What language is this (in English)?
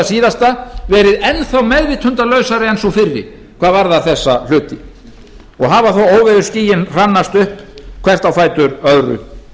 Icelandic